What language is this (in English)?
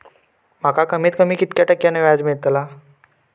Marathi